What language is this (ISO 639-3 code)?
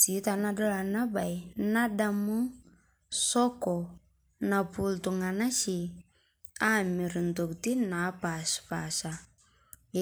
mas